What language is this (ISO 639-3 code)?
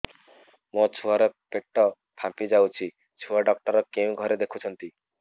ori